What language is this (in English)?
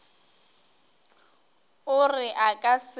Northern Sotho